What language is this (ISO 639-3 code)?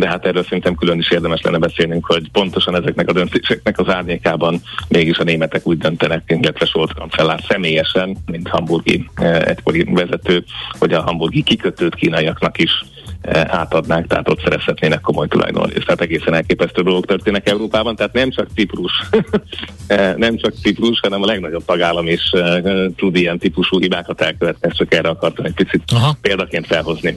hun